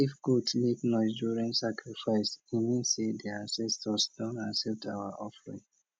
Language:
Nigerian Pidgin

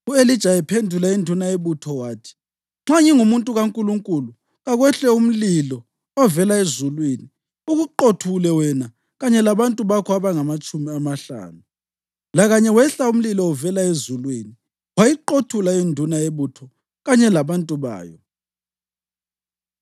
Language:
North Ndebele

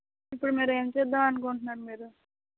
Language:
Telugu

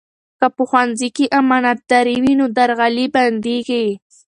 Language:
Pashto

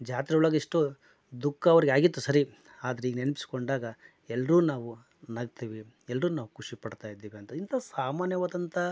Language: Kannada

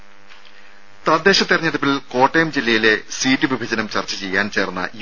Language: Malayalam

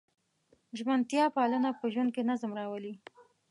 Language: Pashto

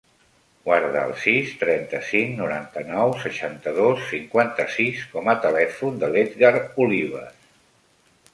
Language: Catalan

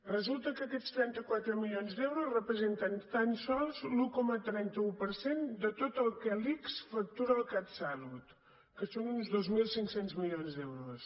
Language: Catalan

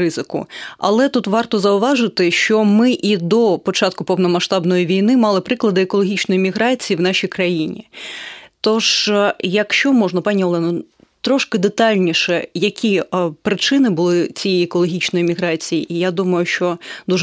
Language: Ukrainian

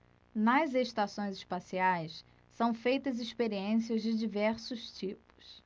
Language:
Portuguese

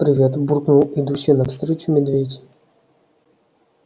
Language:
Russian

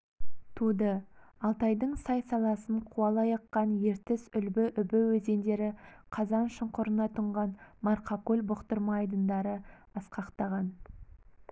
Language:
Kazakh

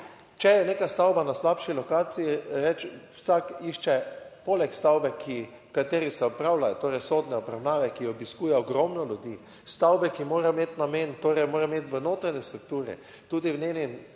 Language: Slovenian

